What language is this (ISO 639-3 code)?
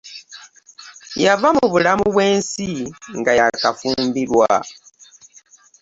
lug